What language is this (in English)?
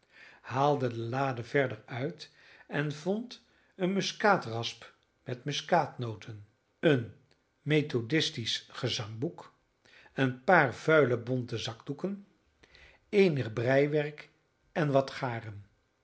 Dutch